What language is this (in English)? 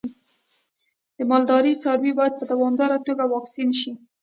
Pashto